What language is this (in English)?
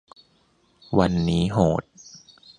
Thai